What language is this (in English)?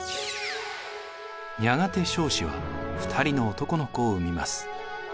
Japanese